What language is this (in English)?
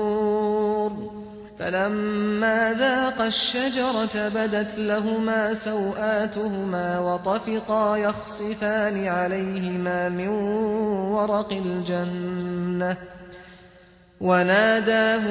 Arabic